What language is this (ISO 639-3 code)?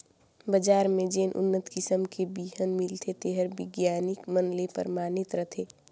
hne